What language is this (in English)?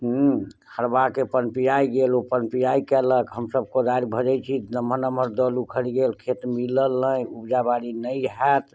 Maithili